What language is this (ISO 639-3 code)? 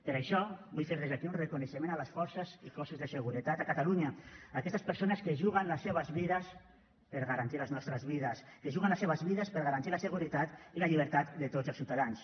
cat